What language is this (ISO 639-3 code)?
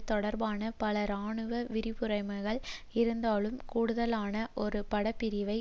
tam